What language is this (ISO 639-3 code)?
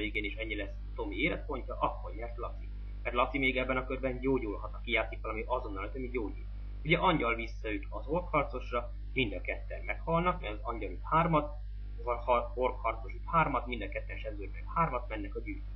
hun